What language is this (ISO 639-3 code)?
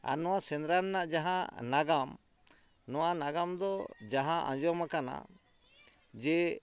sat